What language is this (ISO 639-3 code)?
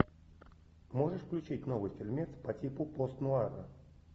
rus